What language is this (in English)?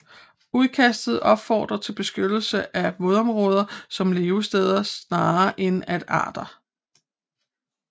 Danish